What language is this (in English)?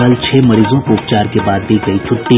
Hindi